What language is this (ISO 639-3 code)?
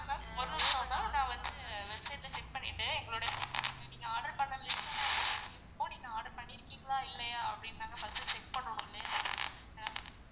tam